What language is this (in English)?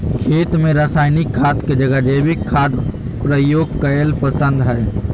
Magahi